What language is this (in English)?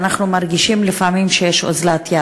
Hebrew